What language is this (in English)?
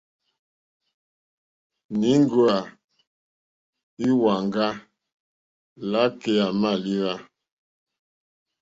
Mokpwe